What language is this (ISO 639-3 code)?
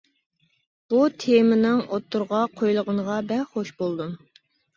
uig